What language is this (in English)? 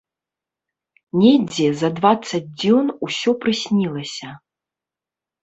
Belarusian